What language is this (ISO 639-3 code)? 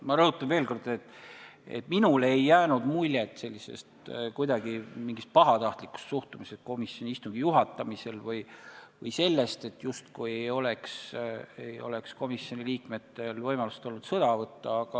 est